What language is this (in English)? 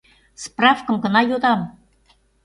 Mari